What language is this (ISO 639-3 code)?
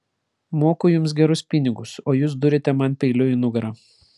lit